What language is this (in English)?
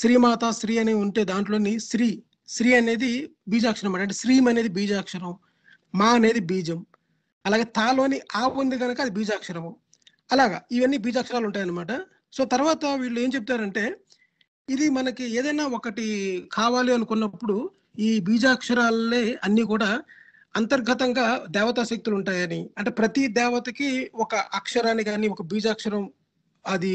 Telugu